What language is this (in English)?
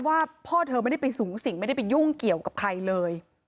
Thai